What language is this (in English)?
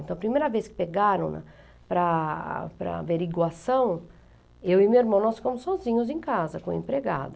Portuguese